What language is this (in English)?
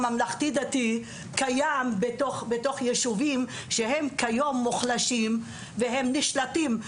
Hebrew